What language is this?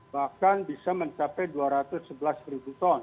Indonesian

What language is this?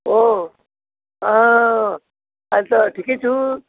Nepali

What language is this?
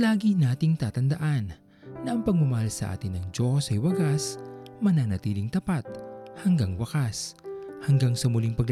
Filipino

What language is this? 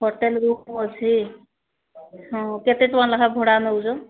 Odia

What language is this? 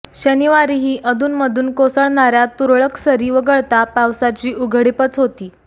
Marathi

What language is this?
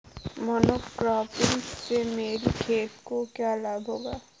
Hindi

